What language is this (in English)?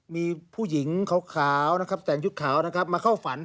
Thai